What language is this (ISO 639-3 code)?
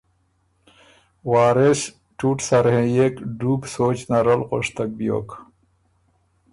oru